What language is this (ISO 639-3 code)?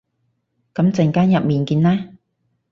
yue